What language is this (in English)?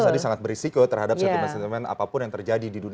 Indonesian